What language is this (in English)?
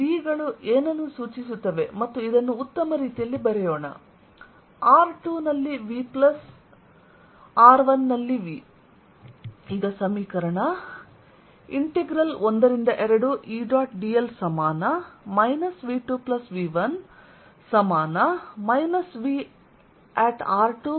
Kannada